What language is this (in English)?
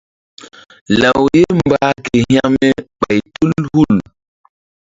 Mbum